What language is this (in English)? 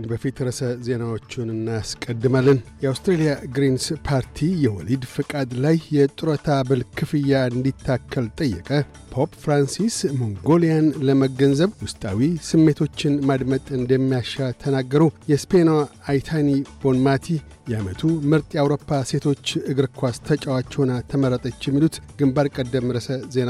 Amharic